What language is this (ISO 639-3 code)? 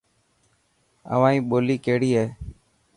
mki